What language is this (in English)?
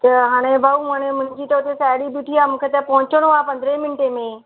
Sindhi